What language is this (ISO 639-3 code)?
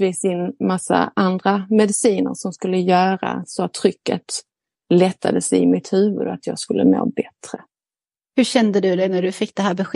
swe